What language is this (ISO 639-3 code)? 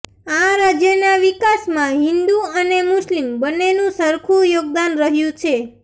guj